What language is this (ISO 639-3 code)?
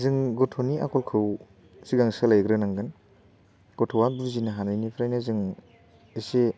brx